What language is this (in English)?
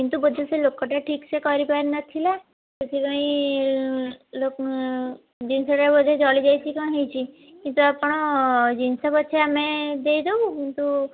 Odia